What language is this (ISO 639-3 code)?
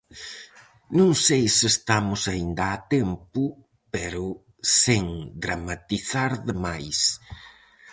glg